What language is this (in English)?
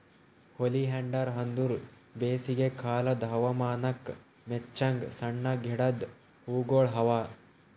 Kannada